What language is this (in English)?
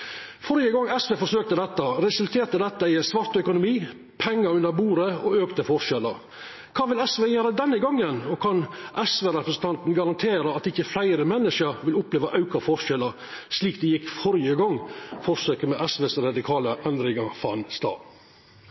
Norwegian Nynorsk